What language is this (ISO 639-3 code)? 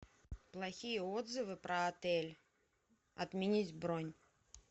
rus